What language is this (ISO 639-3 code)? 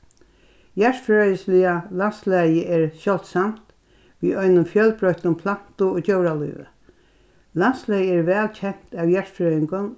fao